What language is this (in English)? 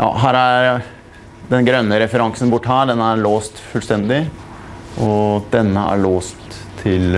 Norwegian